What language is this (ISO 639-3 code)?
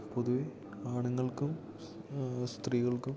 mal